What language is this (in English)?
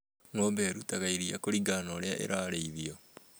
Kikuyu